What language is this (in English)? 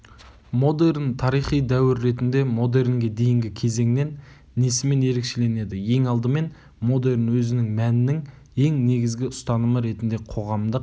Kazakh